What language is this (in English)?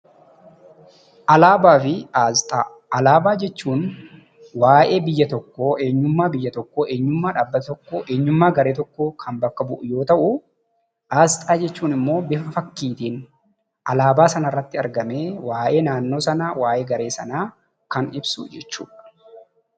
Oromo